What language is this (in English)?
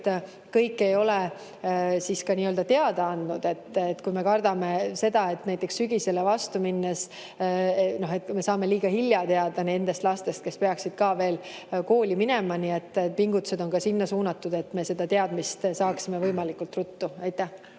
Estonian